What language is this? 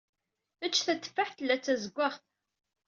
Kabyle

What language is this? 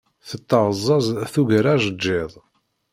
Kabyle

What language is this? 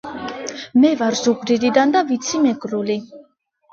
Georgian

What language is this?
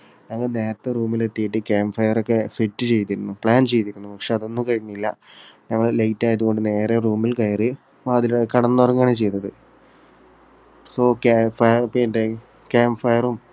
Malayalam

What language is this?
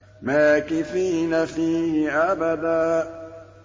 Arabic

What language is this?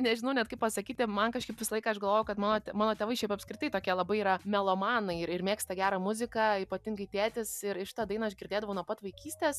Lithuanian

